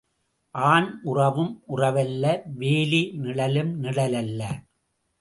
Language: Tamil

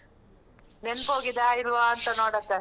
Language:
Kannada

